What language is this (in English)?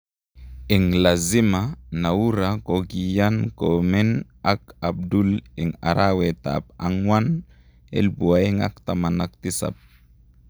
Kalenjin